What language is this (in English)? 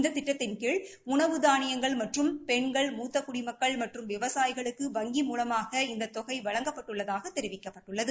Tamil